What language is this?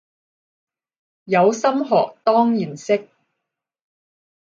Cantonese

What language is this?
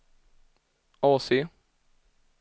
Swedish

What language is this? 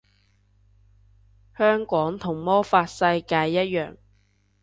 Cantonese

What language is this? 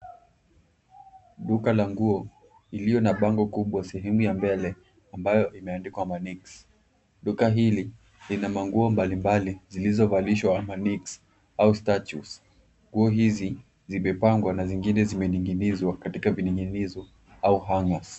Swahili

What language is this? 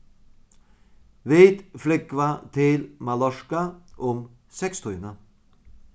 Faroese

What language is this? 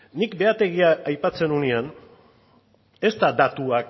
Basque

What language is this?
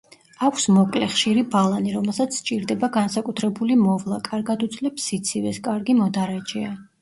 Georgian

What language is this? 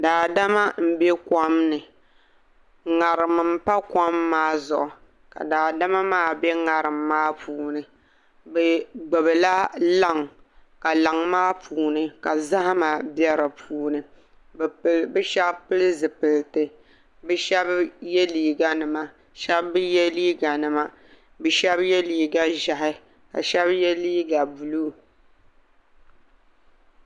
Dagbani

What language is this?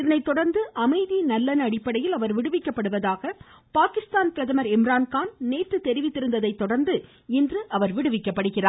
Tamil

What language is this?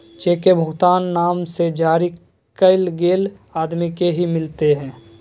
Magahi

